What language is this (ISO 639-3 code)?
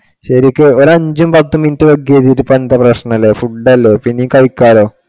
mal